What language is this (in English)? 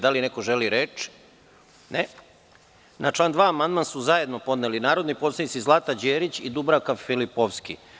Serbian